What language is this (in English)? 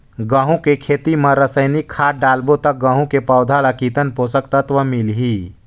Chhattisgarhi